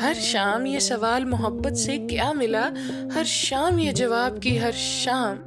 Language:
Hindi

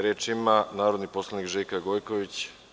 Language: Serbian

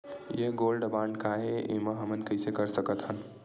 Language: Chhattisgarhi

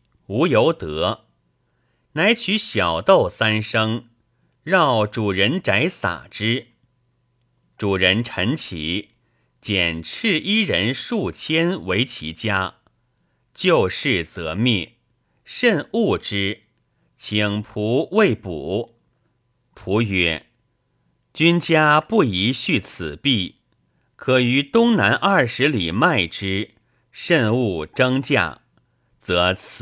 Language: Chinese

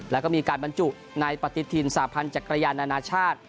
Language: Thai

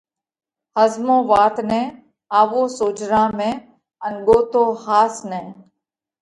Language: Parkari Koli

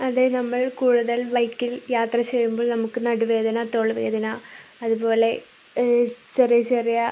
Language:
Malayalam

